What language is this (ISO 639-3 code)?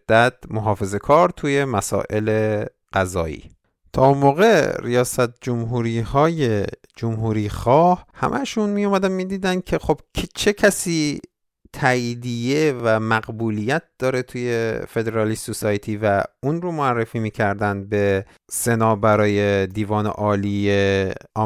fas